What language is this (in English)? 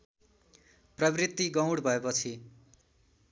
Nepali